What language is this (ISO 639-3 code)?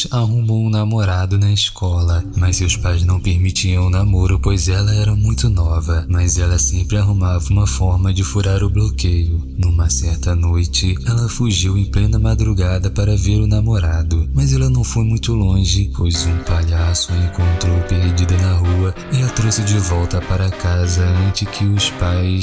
por